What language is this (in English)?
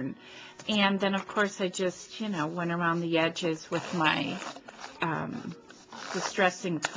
English